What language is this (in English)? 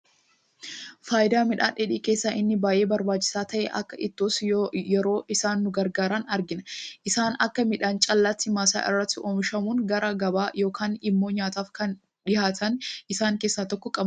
Oromo